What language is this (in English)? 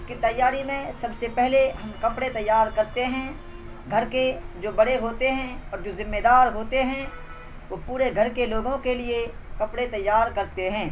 Urdu